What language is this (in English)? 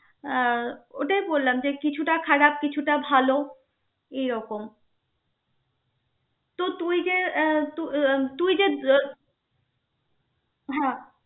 Bangla